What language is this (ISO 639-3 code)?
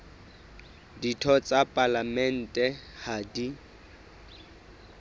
sot